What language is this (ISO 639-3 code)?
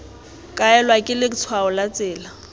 tsn